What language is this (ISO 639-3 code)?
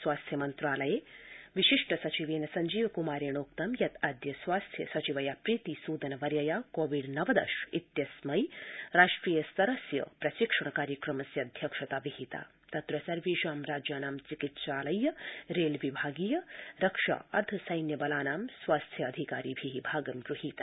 san